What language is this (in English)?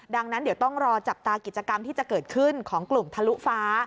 Thai